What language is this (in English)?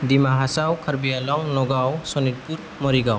Bodo